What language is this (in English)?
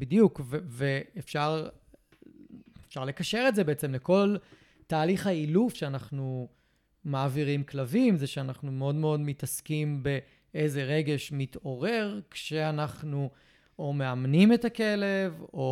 Hebrew